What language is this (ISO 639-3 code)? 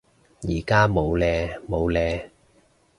yue